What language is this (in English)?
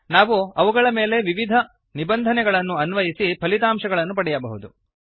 Kannada